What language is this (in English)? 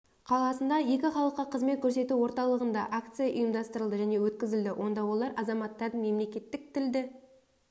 Kazakh